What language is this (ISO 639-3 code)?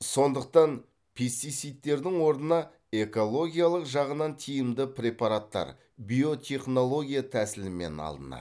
kaz